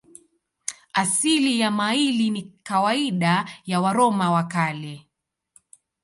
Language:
Swahili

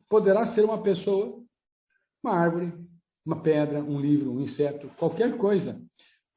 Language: Portuguese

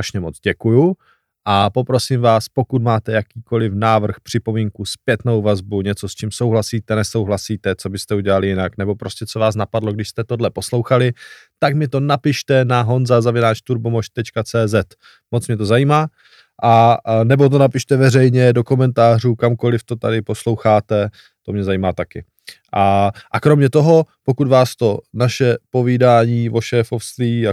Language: Czech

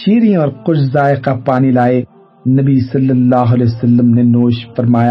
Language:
Urdu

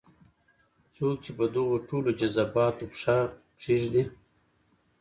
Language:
Pashto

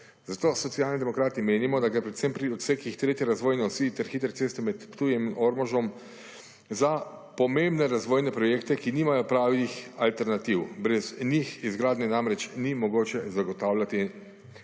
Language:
Slovenian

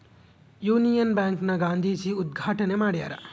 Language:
Kannada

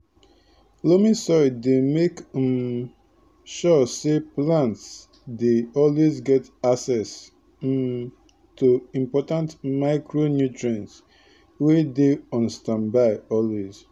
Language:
Nigerian Pidgin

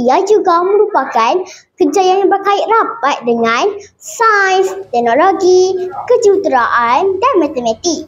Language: Malay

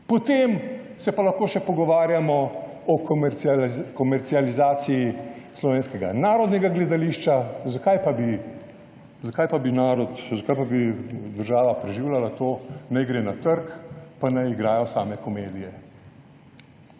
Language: Slovenian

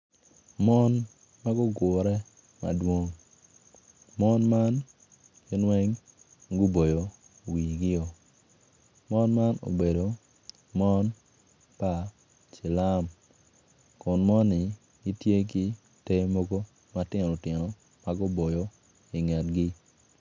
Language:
Acoli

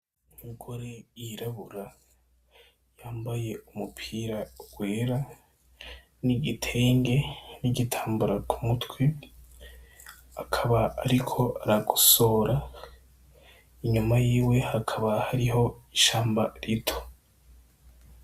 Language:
Rundi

